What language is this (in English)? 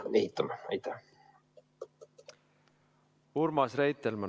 Estonian